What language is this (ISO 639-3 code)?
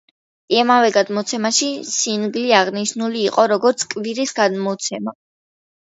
kat